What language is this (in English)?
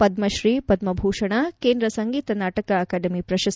Kannada